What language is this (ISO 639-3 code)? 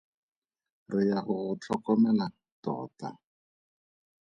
tsn